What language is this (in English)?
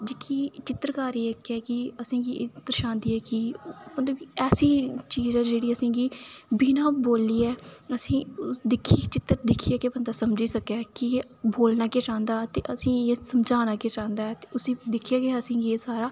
Dogri